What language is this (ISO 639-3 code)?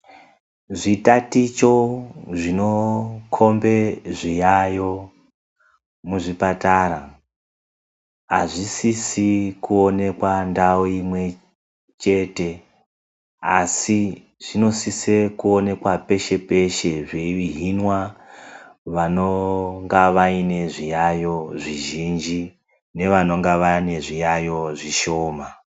ndc